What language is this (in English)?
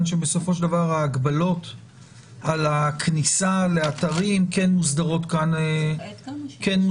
Hebrew